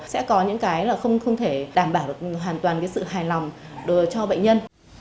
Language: Vietnamese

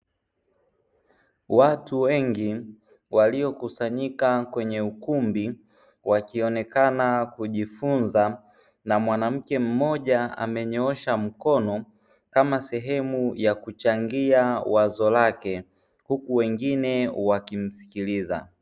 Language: Swahili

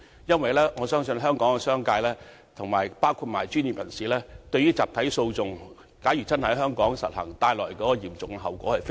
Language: Cantonese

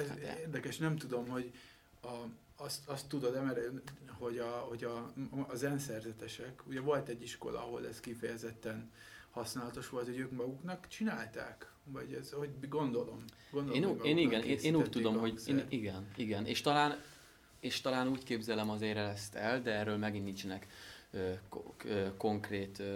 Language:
Hungarian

